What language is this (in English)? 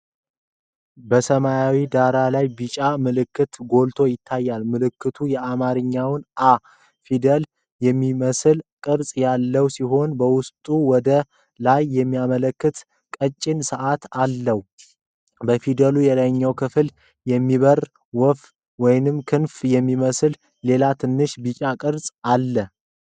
Amharic